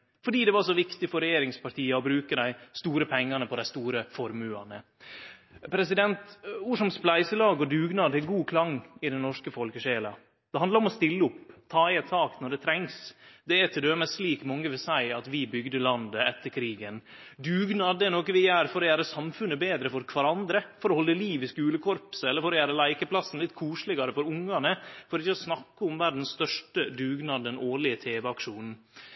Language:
Norwegian Nynorsk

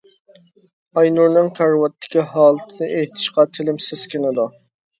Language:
Uyghur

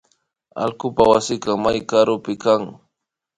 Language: Imbabura Highland Quichua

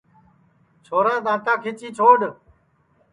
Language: Sansi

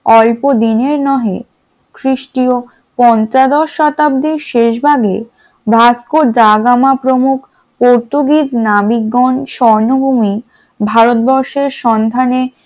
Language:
Bangla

